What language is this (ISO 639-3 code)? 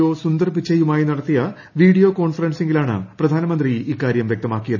mal